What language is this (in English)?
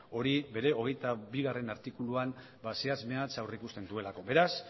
Basque